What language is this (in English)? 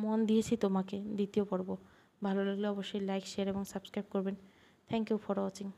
Bangla